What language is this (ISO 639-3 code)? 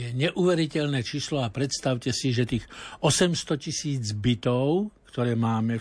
slk